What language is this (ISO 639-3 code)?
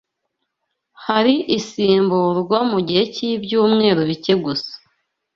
kin